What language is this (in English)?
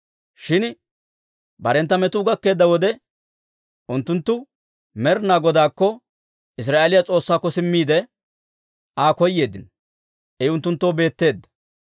Dawro